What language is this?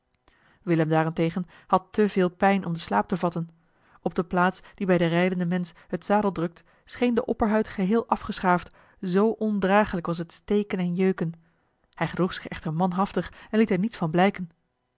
Dutch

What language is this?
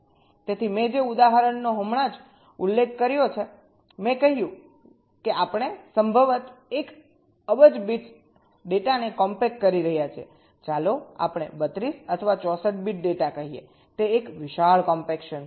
Gujarati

